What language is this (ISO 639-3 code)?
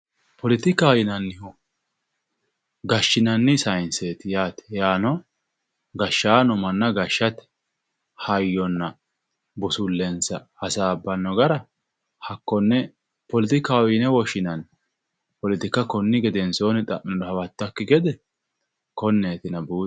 sid